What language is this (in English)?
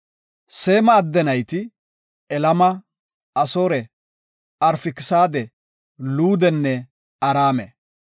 Gofa